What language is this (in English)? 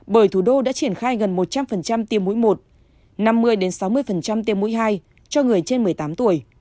Vietnamese